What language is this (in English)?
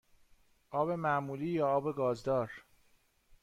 Persian